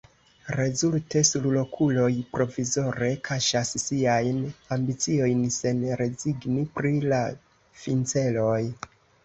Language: Esperanto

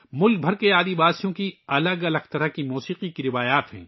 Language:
Urdu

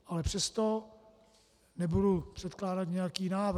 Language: Czech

